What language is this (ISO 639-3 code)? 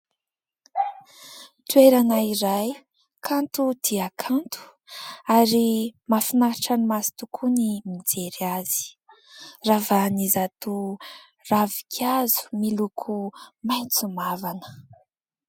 mlg